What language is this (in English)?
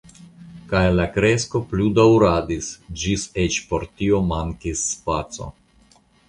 Esperanto